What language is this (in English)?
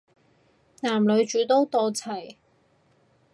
Cantonese